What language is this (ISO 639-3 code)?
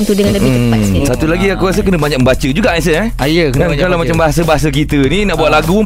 msa